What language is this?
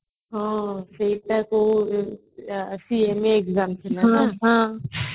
Odia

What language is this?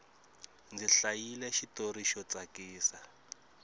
Tsonga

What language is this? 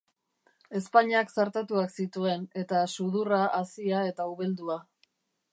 Basque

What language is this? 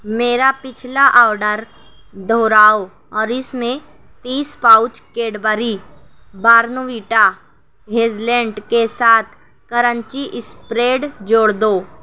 Urdu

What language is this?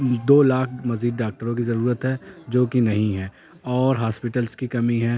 Urdu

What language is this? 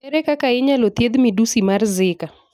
Luo (Kenya and Tanzania)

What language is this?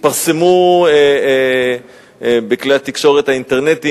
Hebrew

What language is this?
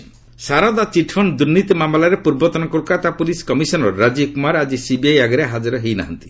Odia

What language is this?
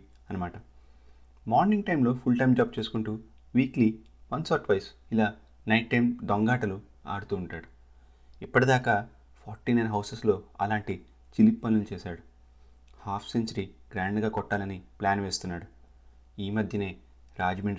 Telugu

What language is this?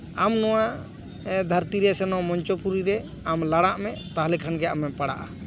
Santali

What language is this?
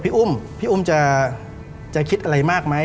Thai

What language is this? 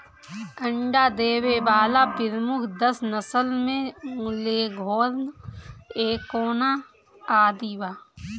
Bhojpuri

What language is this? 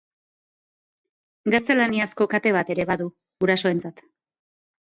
Basque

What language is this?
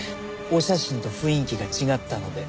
Japanese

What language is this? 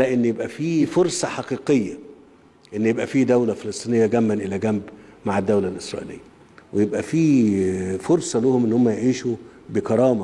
Arabic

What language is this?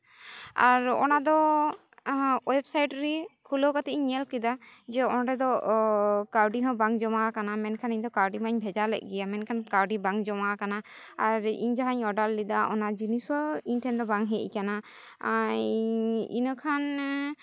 Santali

